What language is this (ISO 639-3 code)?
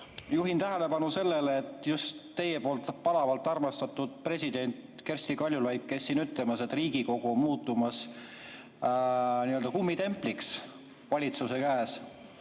est